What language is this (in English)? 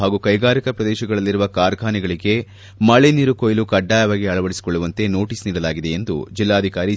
Kannada